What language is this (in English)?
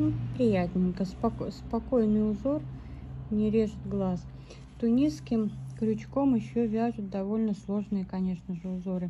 Russian